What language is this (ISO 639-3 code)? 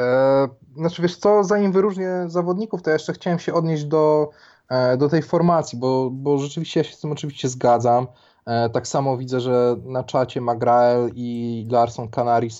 pol